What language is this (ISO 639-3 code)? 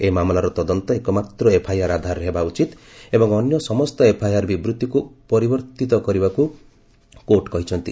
ori